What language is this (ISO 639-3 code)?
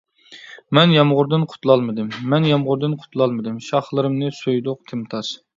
uig